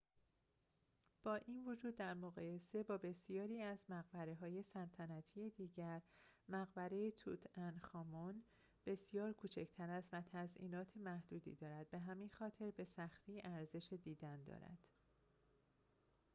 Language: Persian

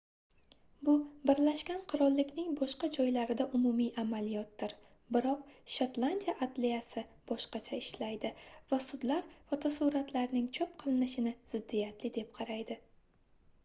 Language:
Uzbek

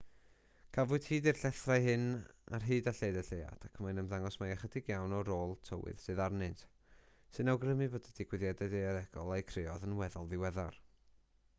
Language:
Welsh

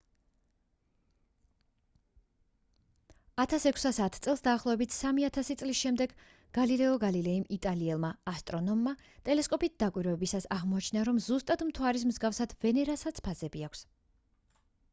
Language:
Georgian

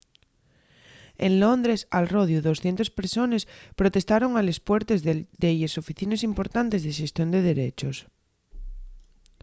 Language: Asturian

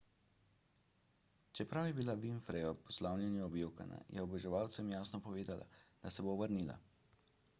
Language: Slovenian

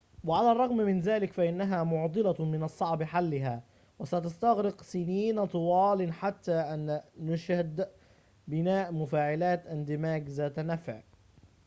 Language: Arabic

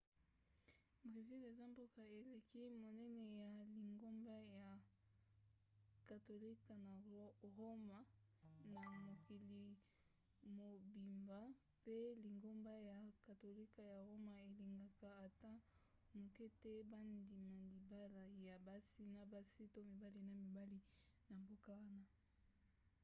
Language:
Lingala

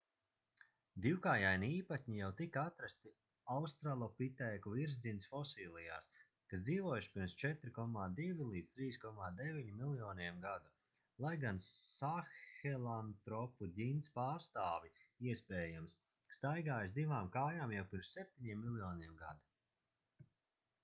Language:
Latvian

